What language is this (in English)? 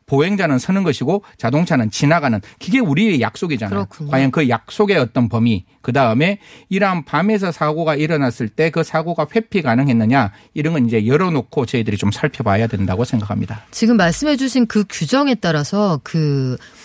Korean